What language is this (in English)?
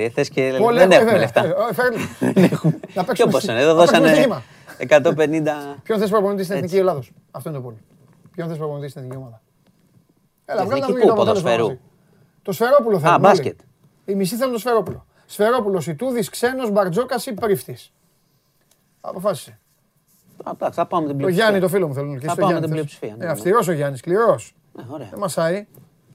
Greek